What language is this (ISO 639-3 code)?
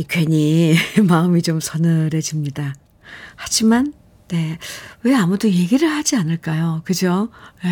kor